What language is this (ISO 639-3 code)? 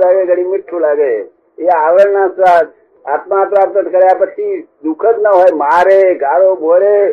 guj